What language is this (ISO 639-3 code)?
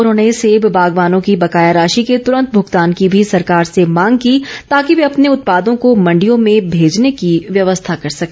hin